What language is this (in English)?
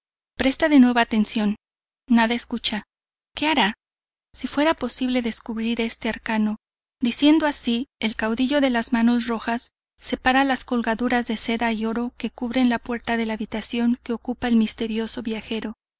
Spanish